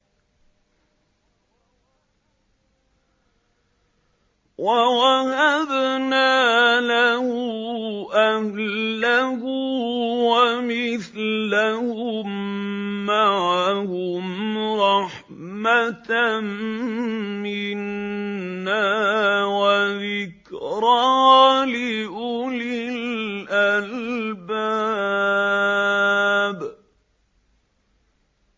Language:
Arabic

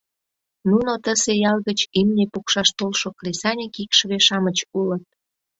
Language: Mari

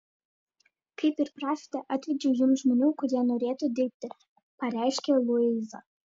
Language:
Lithuanian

